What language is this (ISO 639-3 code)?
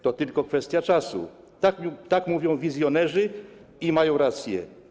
pol